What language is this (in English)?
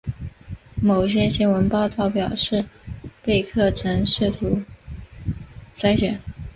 Chinese